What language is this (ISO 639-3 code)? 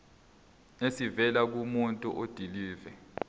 zul